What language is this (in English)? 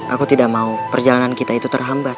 Indonesian